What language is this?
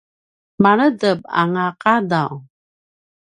Paiwan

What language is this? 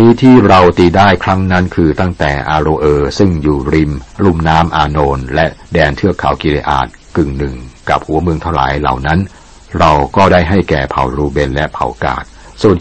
Thai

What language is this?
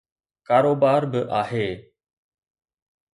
Sindhi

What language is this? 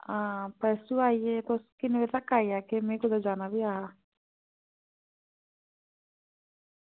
Dogri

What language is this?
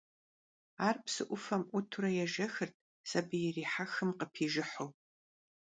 Kabardian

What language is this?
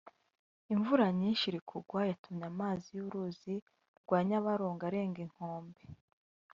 Kinyarwanda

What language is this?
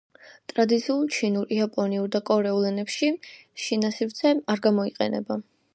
Georgian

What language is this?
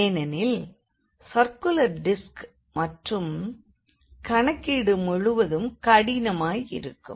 Tamil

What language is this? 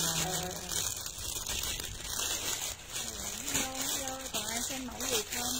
Vietnamese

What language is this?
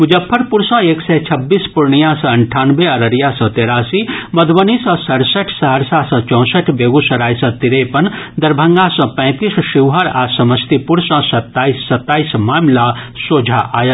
Maithili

